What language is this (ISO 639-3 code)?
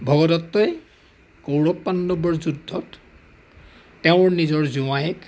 asm